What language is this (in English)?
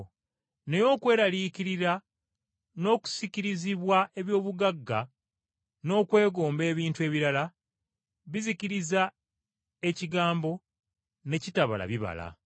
Ganda